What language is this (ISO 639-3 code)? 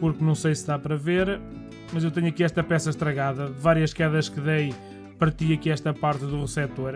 por